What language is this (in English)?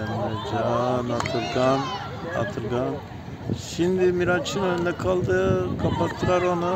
Turkish